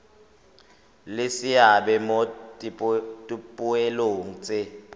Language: Tswana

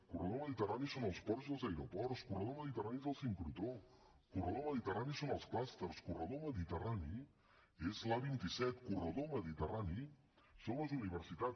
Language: Catalan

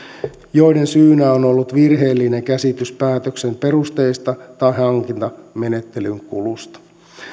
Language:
Finnish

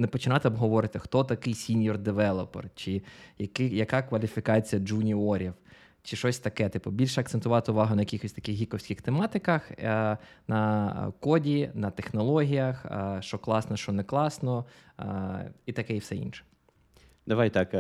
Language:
Ukrainian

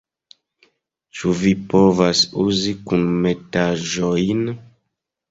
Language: Esperanto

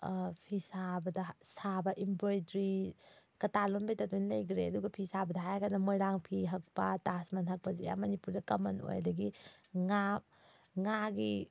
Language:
Manipuri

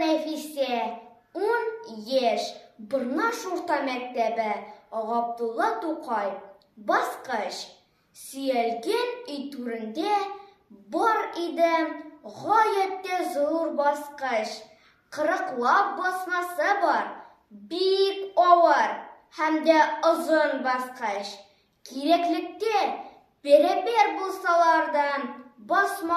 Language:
Turkish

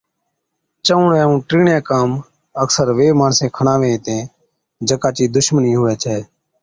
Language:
Od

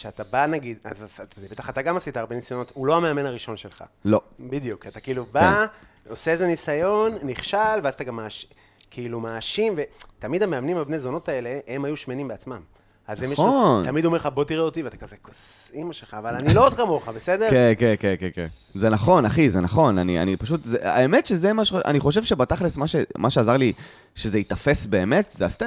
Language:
Hebrew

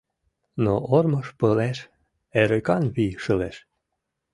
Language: Mari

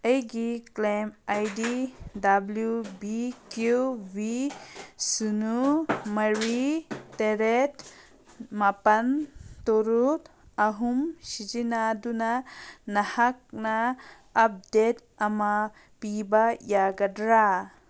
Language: Manipuri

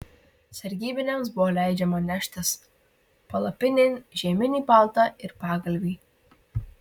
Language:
Lithuanian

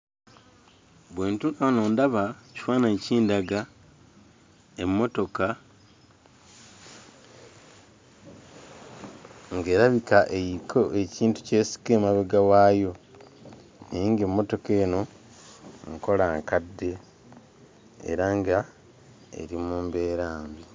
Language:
Ganda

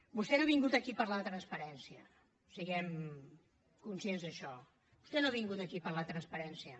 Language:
Catalan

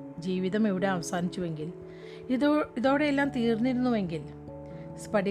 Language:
Malayalam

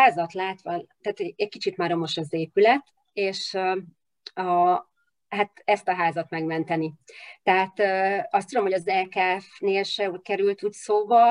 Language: Hungarian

